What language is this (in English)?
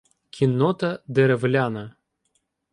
Ukrainian